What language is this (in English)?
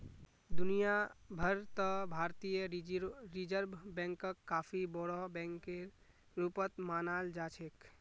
Magahi